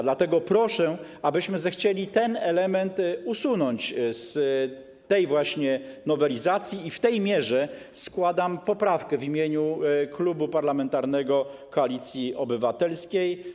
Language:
Polish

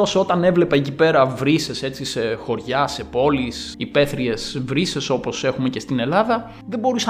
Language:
Greek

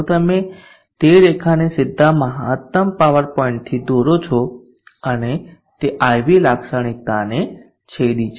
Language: Gujarati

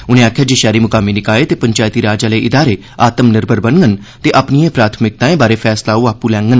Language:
Dogri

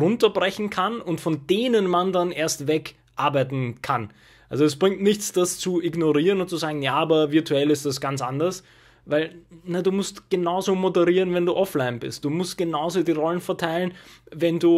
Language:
German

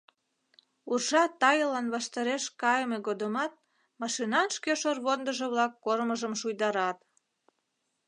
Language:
Mari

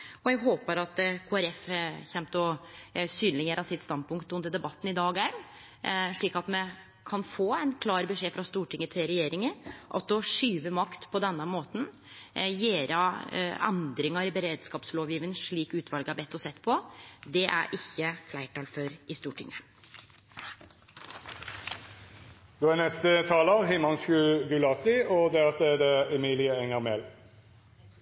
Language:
Norwegian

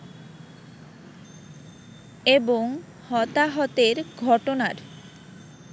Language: Bangla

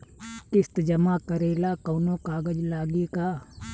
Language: Bhojpuri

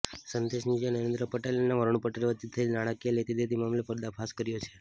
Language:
Gujarati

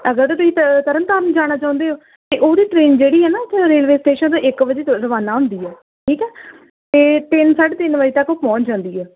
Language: Punjabi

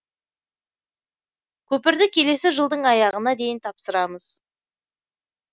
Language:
Kazakh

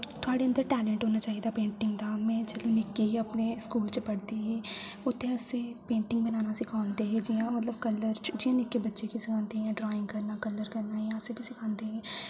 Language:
Dogri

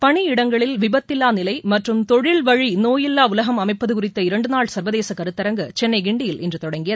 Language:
Tamil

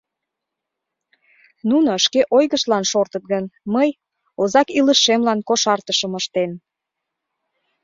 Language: Mari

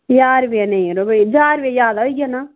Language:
Dogri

